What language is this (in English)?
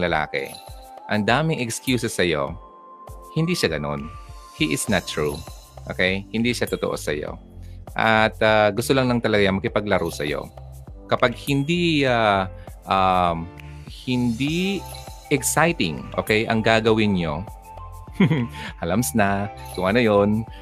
Filipino